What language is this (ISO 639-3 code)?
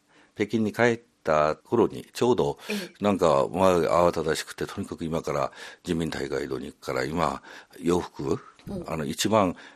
jpn